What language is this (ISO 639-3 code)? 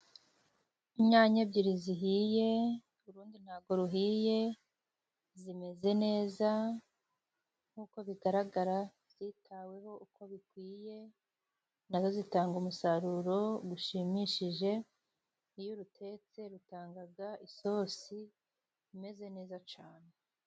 kin